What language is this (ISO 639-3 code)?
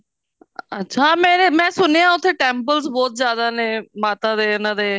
pan